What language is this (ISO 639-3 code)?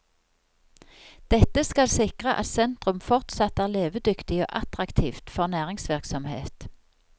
nor